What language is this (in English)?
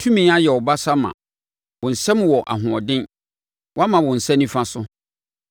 Akan